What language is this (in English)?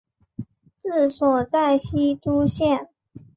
Chinese